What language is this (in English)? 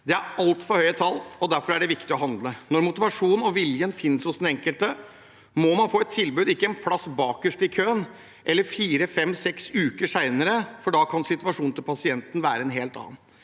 Norwegian